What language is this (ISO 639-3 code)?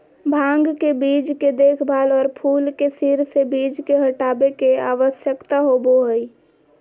mag